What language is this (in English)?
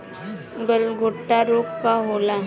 Bhojpuri